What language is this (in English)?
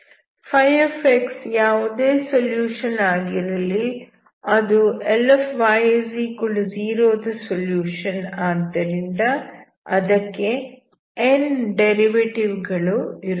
Kannada